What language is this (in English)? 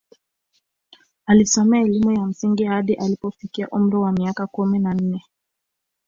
Swahili